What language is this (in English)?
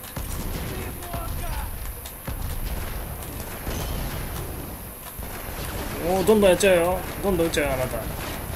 Japanese